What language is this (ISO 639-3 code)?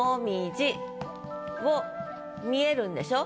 jpn